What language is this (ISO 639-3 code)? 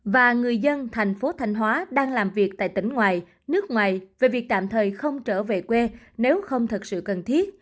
vie